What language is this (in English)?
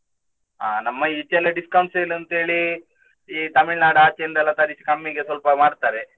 Kannada